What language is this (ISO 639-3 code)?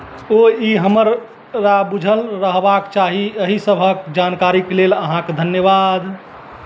mai